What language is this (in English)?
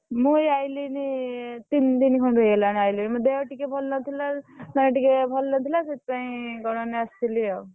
Odia